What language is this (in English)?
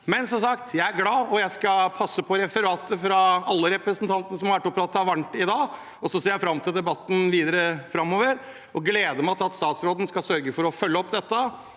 Norwegian